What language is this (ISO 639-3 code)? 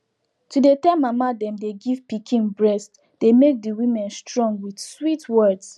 pcm